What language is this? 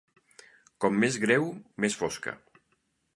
Catalan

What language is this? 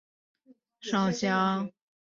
Chinese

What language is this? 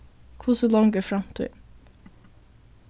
Faroese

